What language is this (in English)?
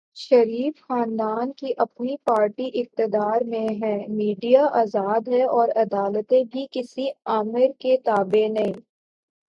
Urdu